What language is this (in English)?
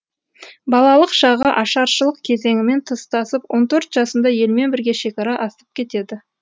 Kazakh